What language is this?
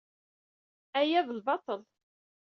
Kabyle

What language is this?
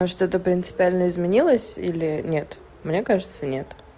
Russian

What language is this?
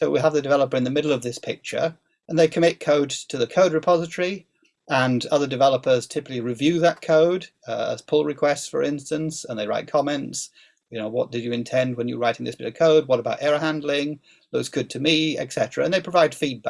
English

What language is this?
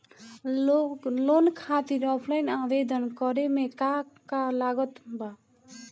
Bhojpuri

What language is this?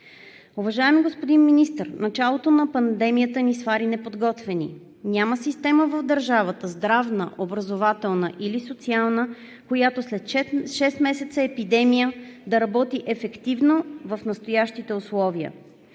Bulgarian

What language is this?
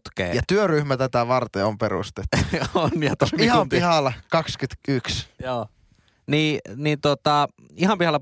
Finnish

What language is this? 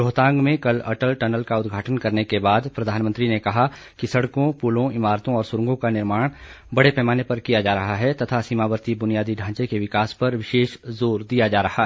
Hindi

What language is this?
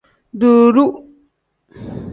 Tem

